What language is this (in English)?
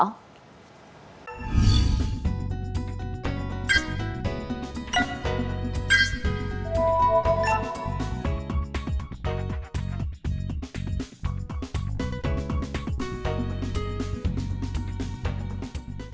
Vietnamese